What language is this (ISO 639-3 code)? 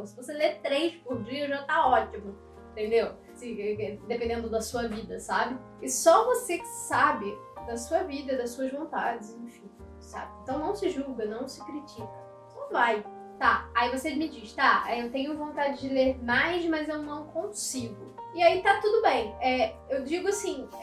por